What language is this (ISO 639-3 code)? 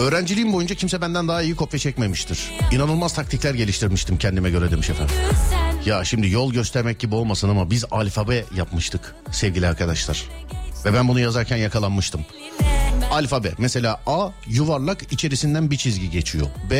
tur